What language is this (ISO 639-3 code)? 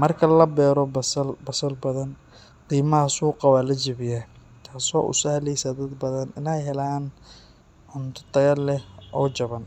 som